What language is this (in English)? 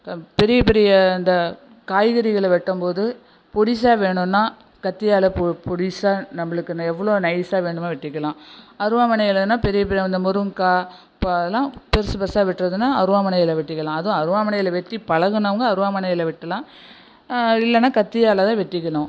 Tamil